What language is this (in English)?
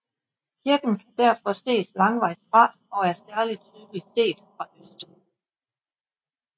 Danish